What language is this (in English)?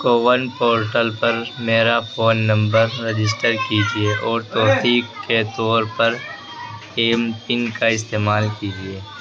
Urdu